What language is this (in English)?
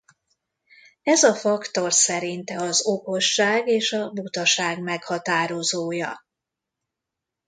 Hungarian